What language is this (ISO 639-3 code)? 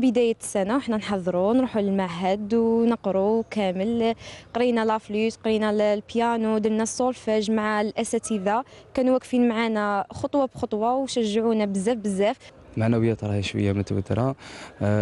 ara